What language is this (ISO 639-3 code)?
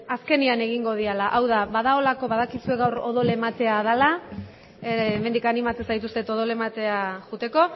eus